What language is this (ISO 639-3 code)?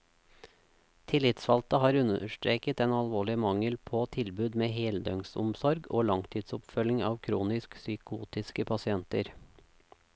nor